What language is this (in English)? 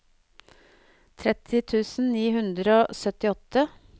Norwegian